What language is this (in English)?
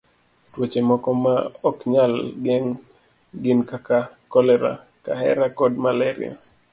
Luo (Kenya and Tanzania)